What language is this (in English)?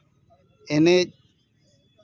Santali